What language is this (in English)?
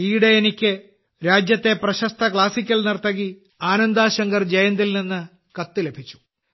Malayalam